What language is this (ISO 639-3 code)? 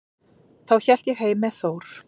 isl